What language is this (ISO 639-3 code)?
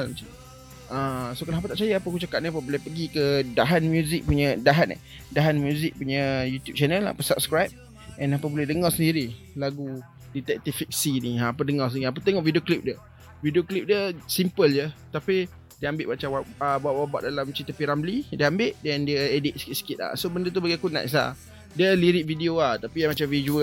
msa